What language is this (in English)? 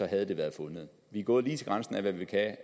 Danish